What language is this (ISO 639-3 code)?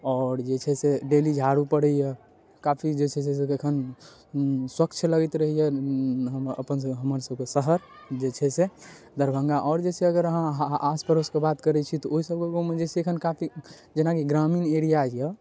mai